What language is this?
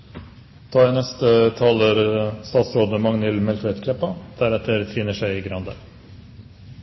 Norwegian Nynorsk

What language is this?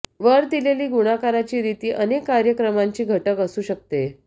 Marathi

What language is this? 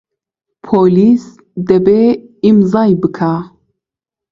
Central Kurdish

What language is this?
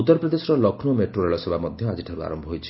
Odia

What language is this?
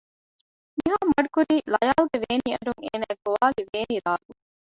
Divehi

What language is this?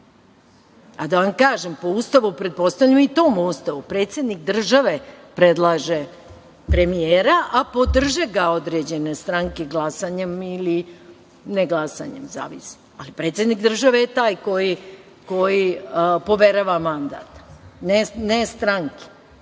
Serbian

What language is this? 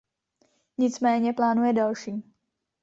Czech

